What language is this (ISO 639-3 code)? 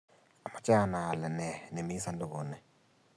kln